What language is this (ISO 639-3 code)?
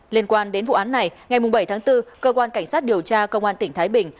vie